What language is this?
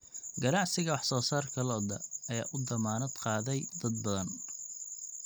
Somali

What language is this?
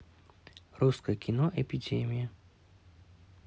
Russian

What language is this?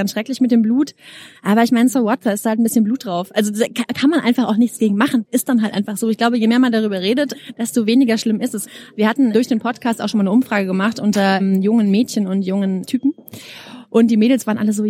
German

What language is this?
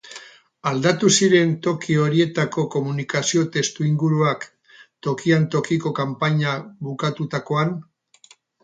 Basque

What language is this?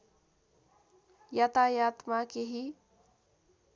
Nepali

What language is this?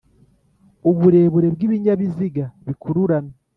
Kinyarwanda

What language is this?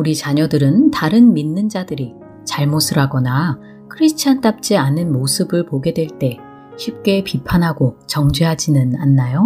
Korean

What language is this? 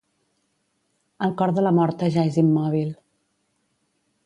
Catalan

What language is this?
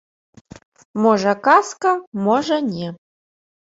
Belarusian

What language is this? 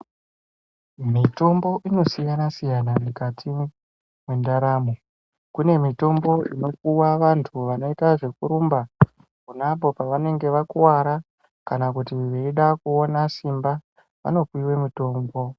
Ndau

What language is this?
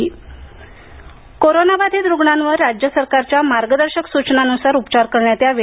Marathi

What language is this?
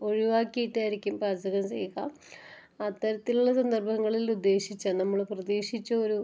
Malayalam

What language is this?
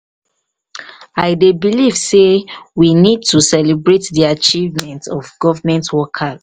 Nigerian Pidgin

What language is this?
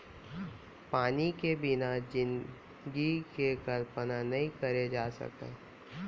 Chhattisgarhi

